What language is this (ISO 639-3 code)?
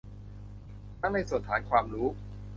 tha